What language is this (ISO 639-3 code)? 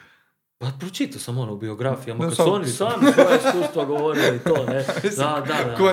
hrv